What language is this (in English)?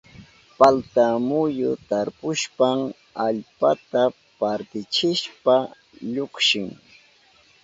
Southern Pastaza Quechua